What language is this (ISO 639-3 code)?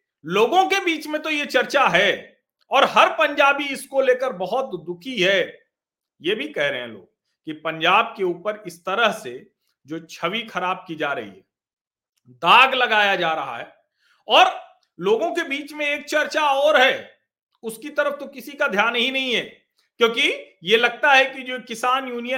hin